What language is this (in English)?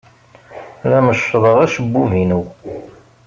Kabyle